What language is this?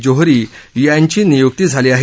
Marathi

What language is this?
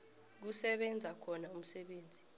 South Ndebele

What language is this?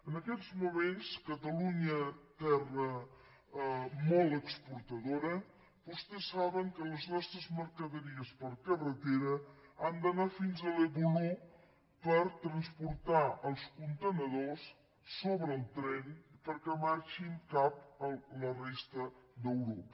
Catalan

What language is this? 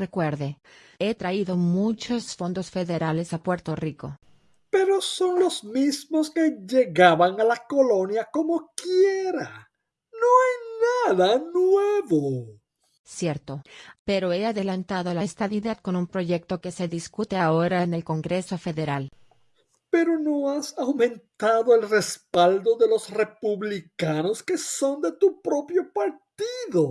Spanish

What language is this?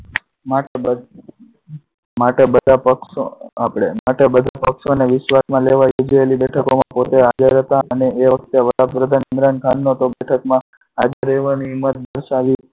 Gujarati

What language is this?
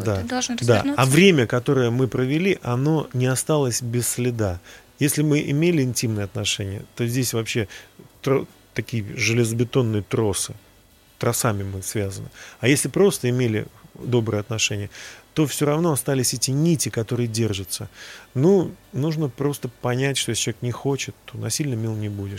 Russian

